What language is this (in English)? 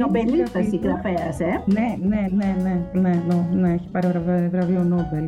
Greek